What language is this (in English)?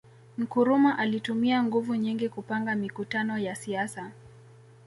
Swahili